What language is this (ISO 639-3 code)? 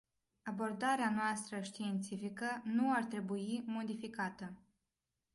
ron